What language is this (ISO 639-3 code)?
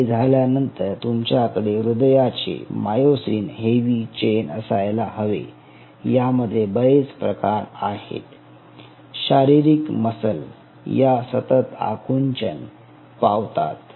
mar